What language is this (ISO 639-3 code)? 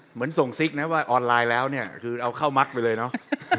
tha